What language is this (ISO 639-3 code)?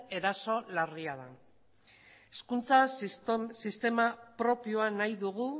eus